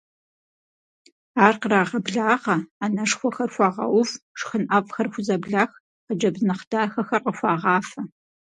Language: Kabardian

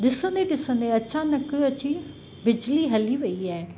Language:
Sindhi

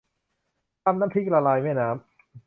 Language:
Thai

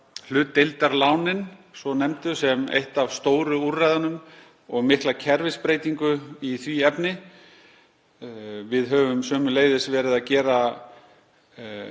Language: Icelandic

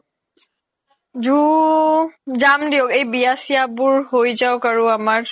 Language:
Assamese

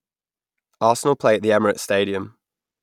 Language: English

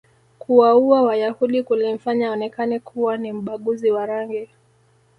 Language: Swahili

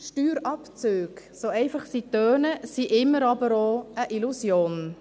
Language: Swiss German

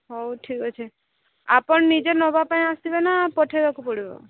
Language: Odia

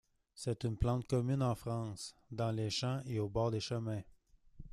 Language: French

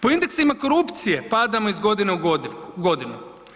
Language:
Croatian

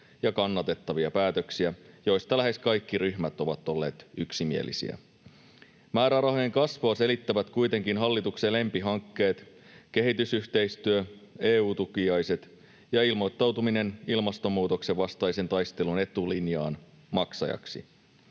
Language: Finnish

